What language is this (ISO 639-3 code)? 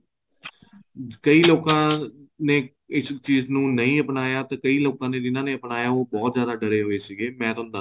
pan